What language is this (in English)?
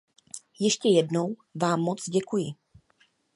Czech